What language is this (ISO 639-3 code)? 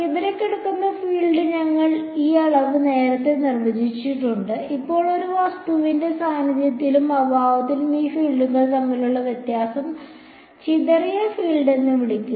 mal